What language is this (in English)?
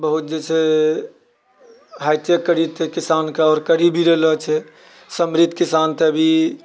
Maithili